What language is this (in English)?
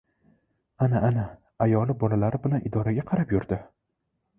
Uzbek